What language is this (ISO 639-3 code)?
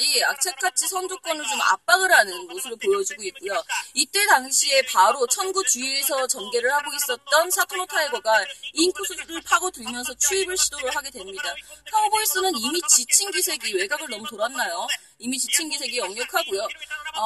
kor